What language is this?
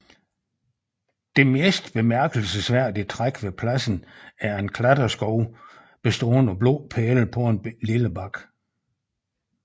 Danish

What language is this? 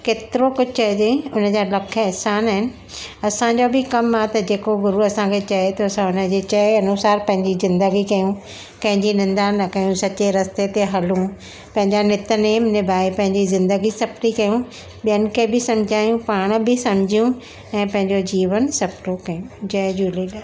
Sindhi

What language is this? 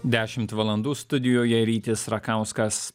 Lithuanian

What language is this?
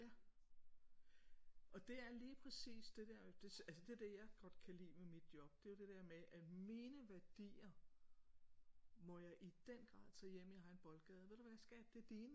Danish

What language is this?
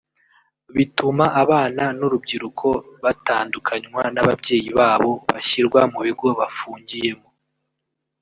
Kinyarwanda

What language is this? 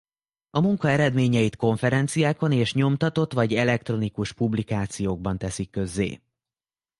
Hungarian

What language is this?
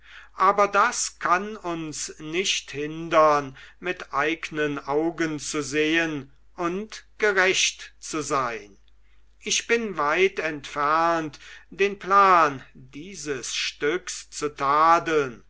German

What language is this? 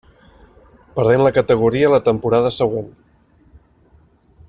Catalan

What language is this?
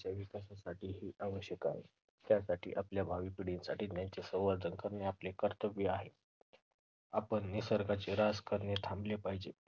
Marathi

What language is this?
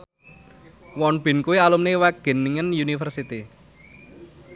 Javanese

